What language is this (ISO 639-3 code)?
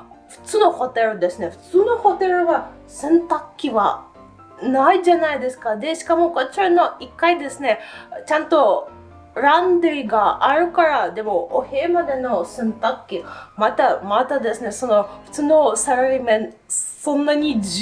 jpn